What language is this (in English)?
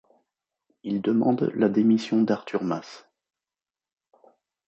French